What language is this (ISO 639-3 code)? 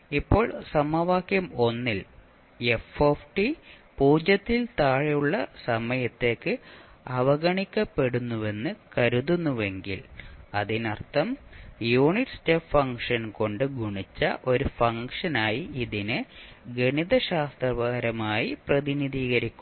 mal